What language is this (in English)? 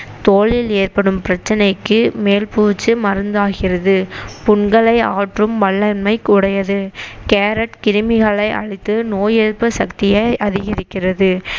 Tamil